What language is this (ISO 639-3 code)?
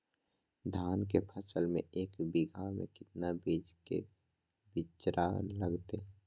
mag